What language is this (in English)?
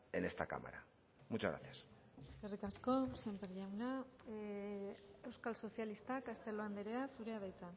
Basque